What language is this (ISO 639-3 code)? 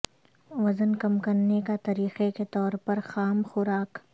urd